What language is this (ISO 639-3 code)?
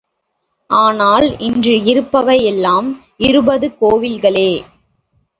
tam